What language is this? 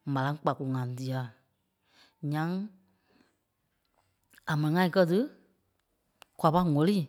Kpelle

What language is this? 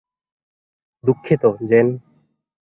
Bangla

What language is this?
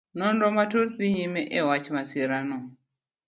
Luo (Kenya and Tanzania)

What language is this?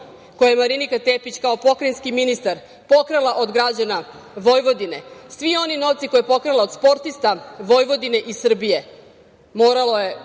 Serbian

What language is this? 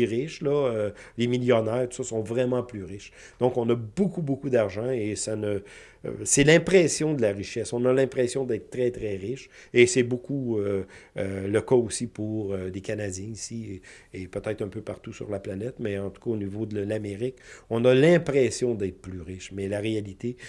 French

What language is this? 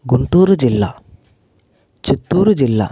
Telugu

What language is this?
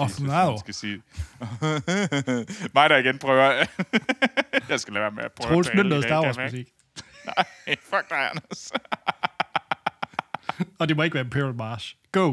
Danish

